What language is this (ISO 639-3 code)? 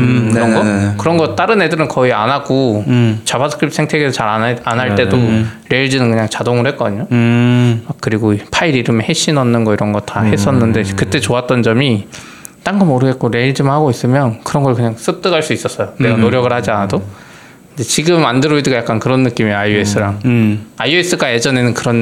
kor